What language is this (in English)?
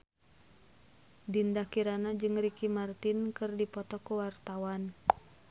Sundanese